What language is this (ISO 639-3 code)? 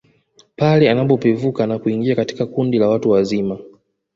swa